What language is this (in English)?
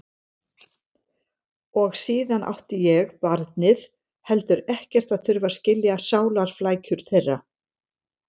Icelandic